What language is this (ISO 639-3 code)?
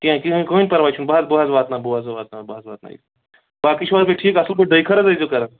kas